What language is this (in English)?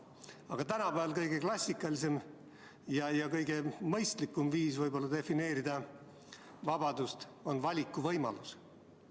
Estonian